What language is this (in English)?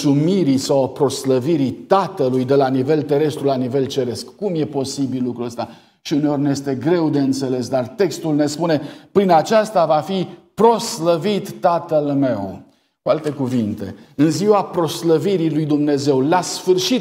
Romanian